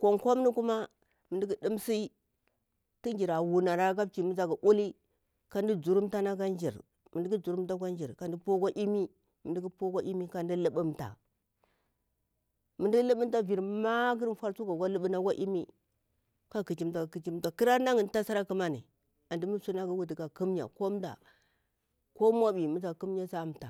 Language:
Bura-Pabir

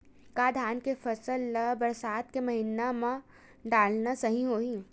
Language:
Chhattisgarhi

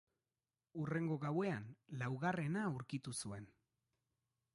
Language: Basque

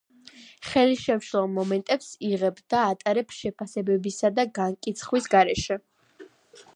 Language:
Georgian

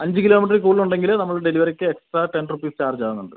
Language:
Malayalam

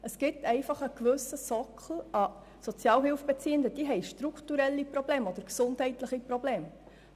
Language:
Swiss German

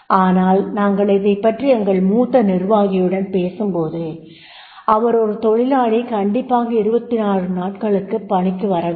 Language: Tamil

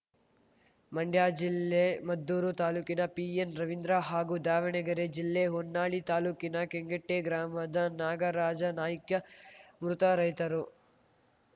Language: Kannada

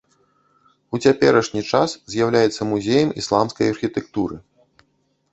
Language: Belarusian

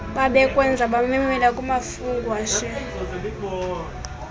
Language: Xhosa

